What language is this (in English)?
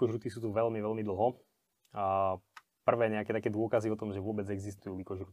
Slovak